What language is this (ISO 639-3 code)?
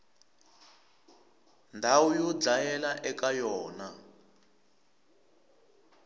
tso